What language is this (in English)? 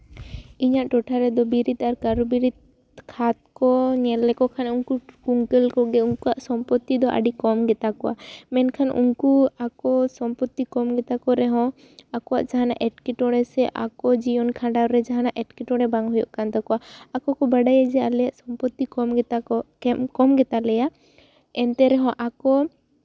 Santali